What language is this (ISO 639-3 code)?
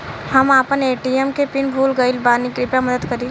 bho